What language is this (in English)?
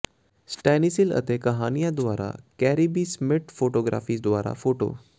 Punjabi